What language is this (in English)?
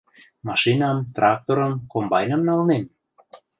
Mari